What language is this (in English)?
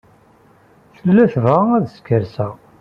Kabyle